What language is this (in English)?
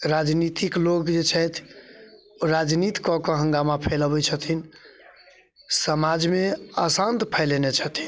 Maithili